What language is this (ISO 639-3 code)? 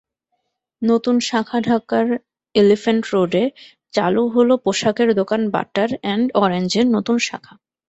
ben